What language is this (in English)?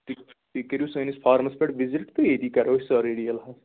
Kashmiri